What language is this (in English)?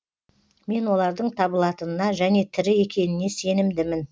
Kazakh